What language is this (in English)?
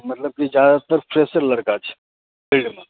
Maithili